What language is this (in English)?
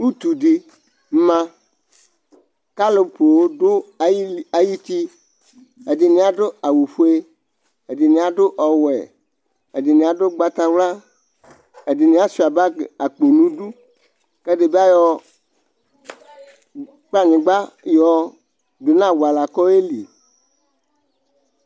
Ikposo